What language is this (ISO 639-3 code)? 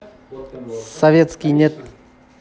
rus